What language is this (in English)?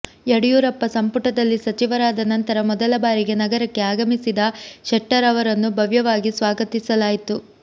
Kannada